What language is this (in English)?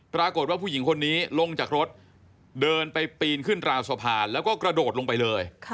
Thai